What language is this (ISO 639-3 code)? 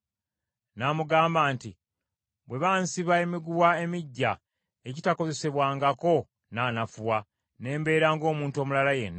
lug